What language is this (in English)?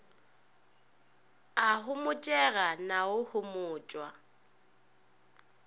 Northern Sotho